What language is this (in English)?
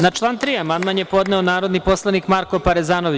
Serbian